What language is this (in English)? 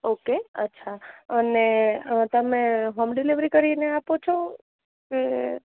Gujarati